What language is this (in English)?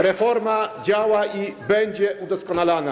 Polish